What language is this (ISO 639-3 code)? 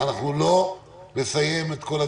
heb